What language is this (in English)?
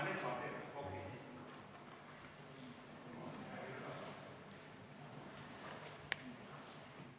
Estonian